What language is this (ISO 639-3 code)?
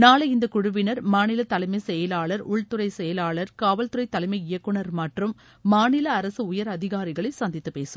tam